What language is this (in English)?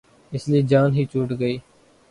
Urdu